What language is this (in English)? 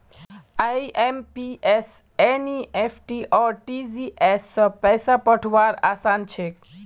Magahi